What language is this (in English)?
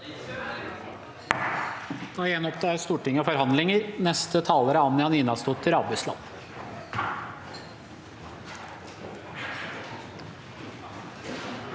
Norwegian